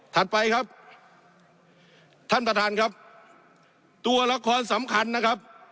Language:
Thai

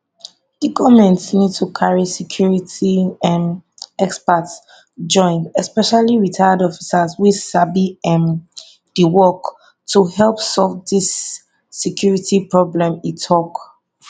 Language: Nigerian Pidgin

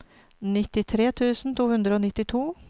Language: Norwegian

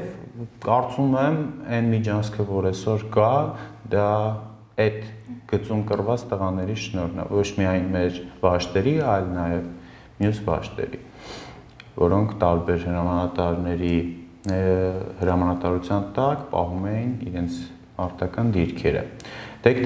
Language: Turkish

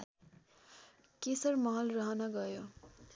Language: Nepali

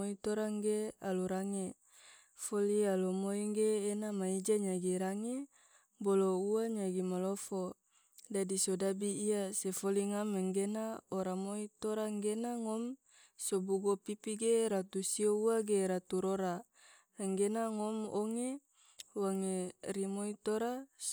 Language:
Tidore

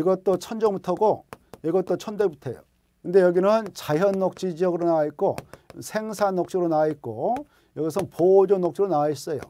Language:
Korean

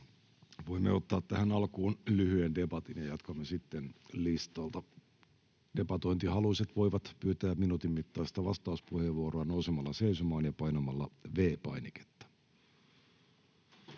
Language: Finnish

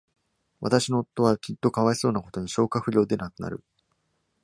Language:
Japanese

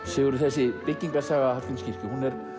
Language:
Icelandic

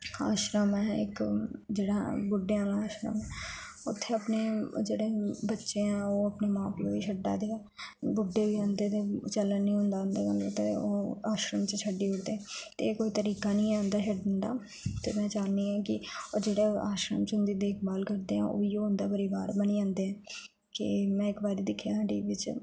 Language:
Dogri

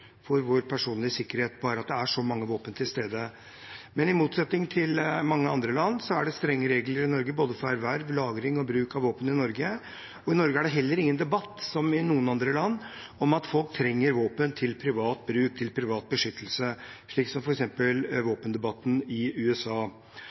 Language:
Norwegian Bokmål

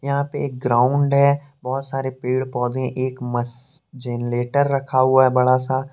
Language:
Hindi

